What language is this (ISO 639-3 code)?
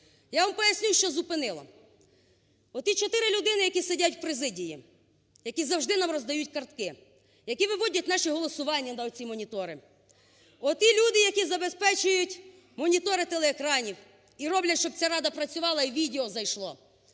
ukr